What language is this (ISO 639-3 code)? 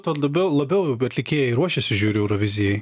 lit